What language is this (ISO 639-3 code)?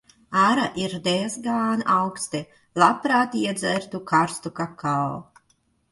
lav